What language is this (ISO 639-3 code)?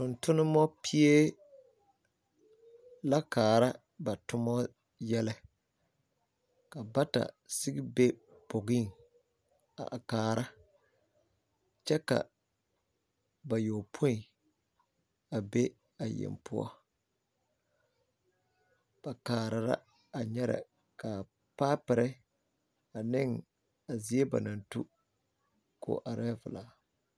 dga